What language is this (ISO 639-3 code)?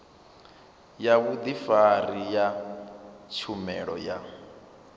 ven